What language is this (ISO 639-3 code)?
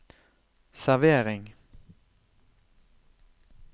nor